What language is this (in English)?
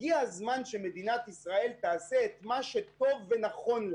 Hebrew